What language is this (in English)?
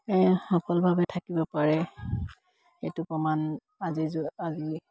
Assamese